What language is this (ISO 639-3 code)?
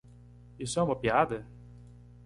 por